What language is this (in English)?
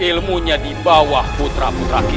Indonesian